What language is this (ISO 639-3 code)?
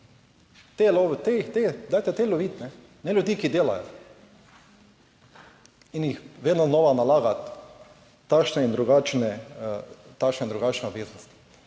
slv